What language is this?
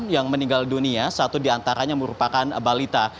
Indonesian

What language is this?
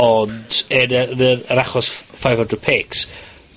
Welsh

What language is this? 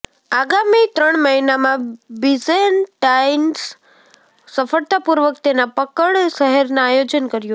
Gujarati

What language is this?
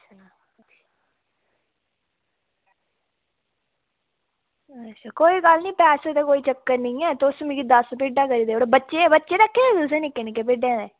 Dogri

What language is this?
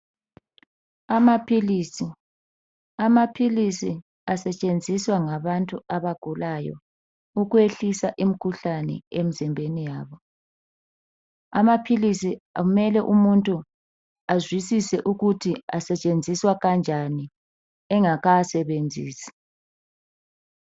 North Ndebele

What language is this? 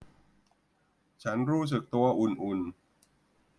Thai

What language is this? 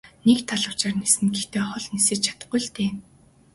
Mongolian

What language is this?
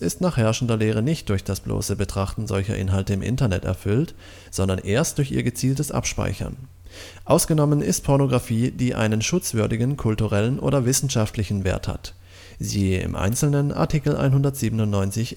German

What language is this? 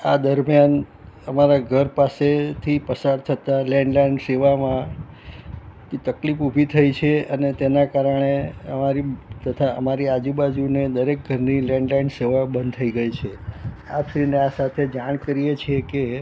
Gujarati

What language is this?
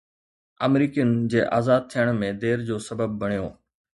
Sindhi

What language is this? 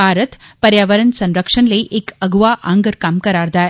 Dogri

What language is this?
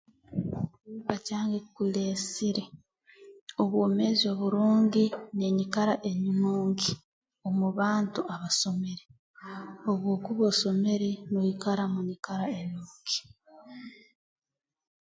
Tooro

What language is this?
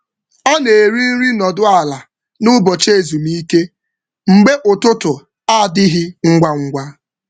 Igbo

